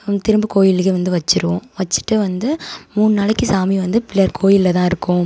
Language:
Tamil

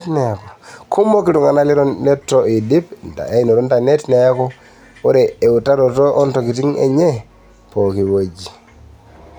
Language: Masai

